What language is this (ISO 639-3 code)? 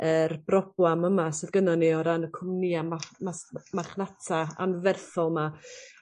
cym